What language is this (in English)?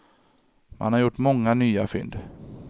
Swedish